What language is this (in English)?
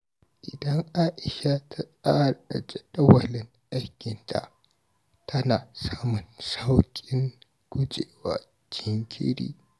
Hausa